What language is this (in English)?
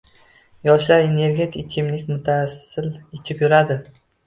Uzbek